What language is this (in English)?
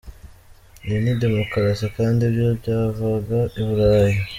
Kinyarwanda